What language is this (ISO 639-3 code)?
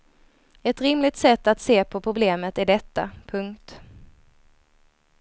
swe